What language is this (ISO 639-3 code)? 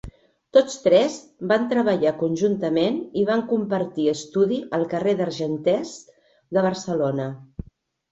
cat